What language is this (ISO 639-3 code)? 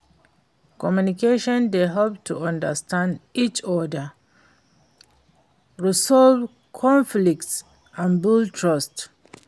pcm